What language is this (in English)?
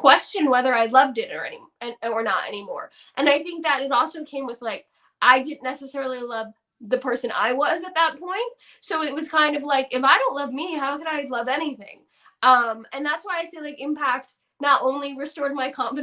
English